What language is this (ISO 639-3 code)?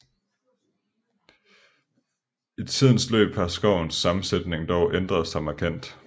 dan